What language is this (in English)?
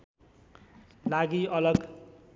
Nepali